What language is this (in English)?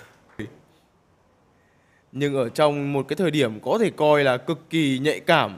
Vietnamese